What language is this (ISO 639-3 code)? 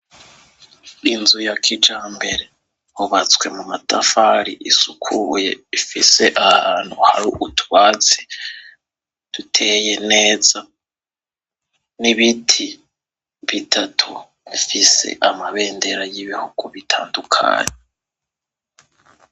run